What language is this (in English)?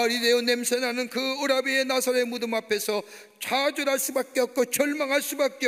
Korean